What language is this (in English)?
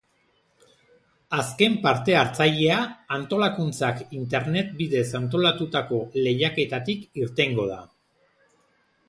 Basque